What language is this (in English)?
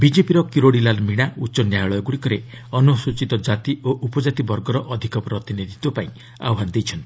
Odia